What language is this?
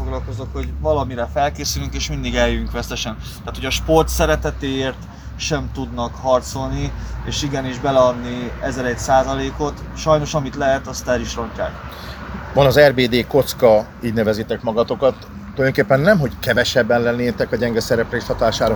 Hungarian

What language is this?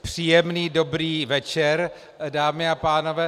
Czech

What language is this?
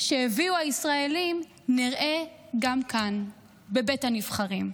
Hebrew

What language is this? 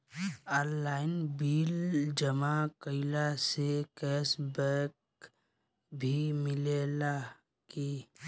Bhojpuri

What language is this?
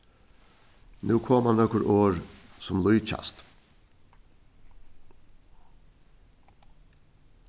Faroese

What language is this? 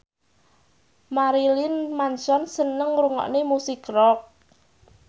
Javanese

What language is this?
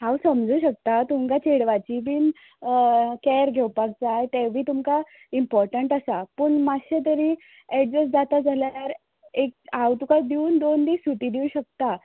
Konkani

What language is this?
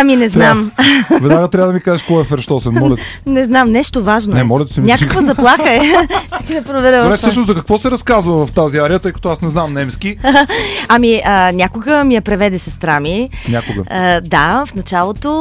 Bulgarian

